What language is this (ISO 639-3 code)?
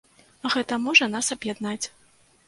bel